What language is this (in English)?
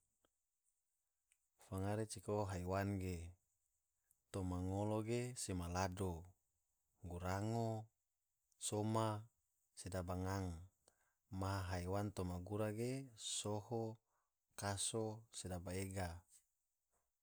Tidore